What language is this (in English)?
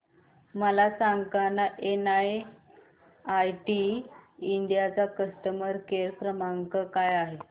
Marathi